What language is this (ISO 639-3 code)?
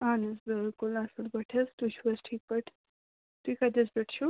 kas